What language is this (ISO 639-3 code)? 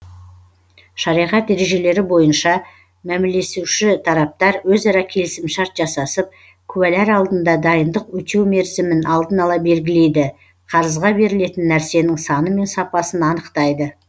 kaz